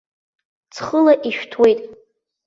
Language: Abkhazian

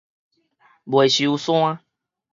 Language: Min Nan Chinese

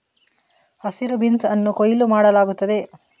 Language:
Kannada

